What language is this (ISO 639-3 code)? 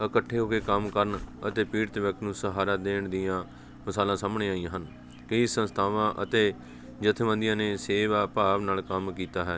pan